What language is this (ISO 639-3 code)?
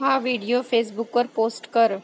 mar